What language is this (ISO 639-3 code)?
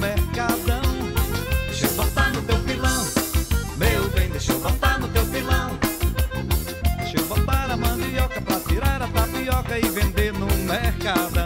por